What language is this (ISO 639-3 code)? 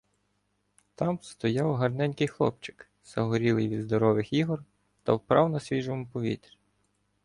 ukr